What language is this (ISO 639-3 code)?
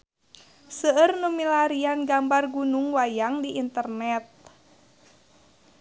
sun